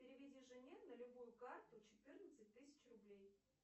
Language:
Russian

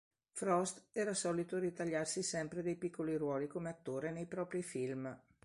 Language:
Italian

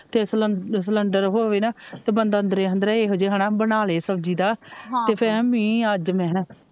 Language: Punjabi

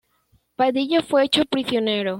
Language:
Spanish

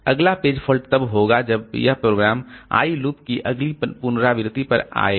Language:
Hindi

